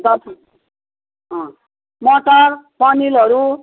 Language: Nepali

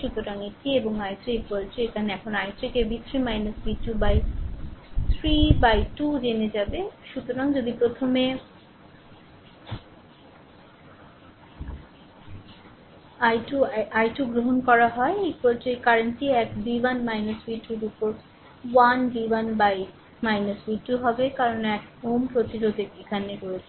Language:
Bangla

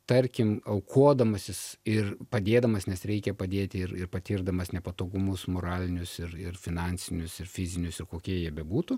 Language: Lithuanian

